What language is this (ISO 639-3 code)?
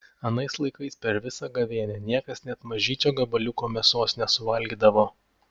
lit